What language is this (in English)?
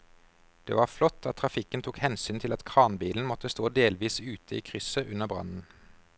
Norwegian